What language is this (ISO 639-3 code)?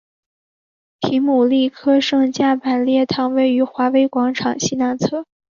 zho